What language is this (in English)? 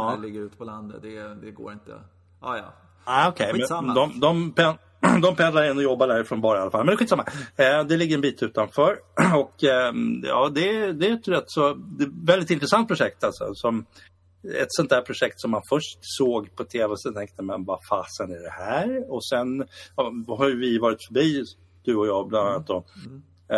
Swedish